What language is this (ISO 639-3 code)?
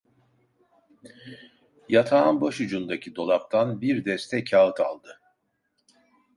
tur